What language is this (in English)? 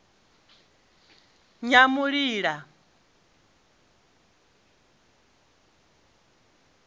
Venda